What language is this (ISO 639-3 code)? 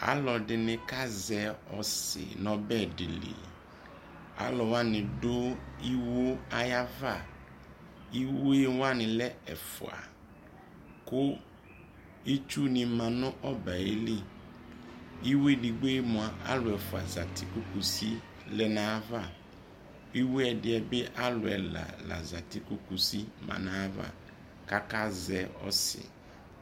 kpo